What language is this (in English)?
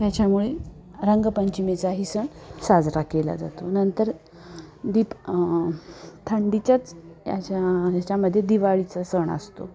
Marathi